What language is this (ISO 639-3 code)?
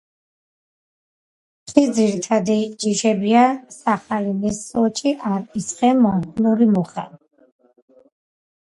kat